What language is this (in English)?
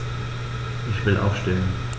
German